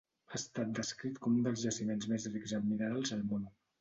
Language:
Catalan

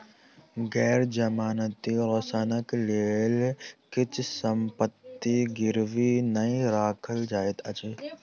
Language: Maithili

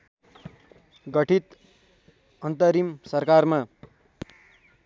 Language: Nepali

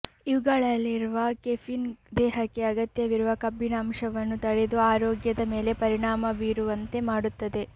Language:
Kannada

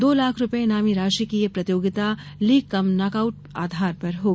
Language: Hindi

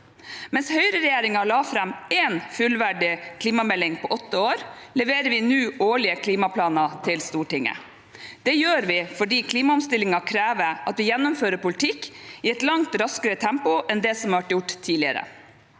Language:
Norwegian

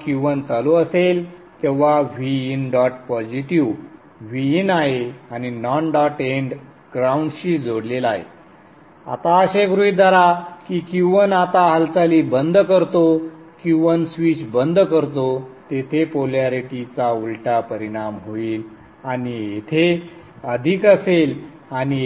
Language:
Marathi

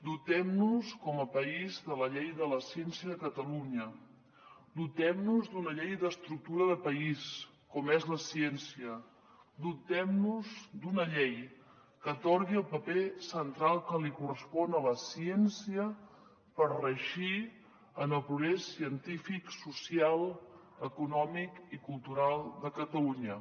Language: Catalan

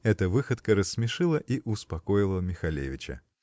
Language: Russian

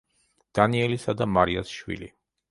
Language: Georgian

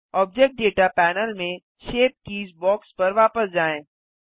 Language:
Hindi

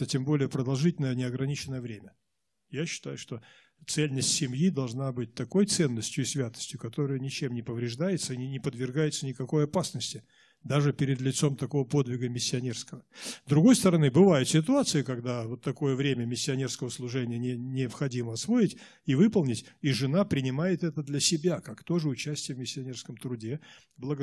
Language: Russian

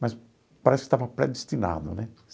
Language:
Portuguese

